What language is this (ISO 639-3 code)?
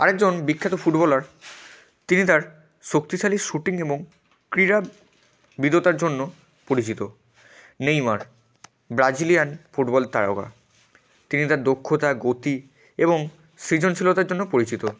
ben